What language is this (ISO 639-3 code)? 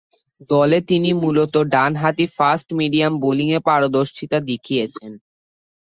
ben